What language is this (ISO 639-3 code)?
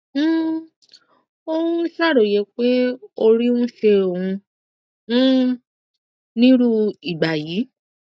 yor